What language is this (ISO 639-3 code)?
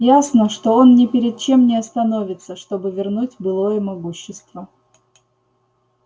rus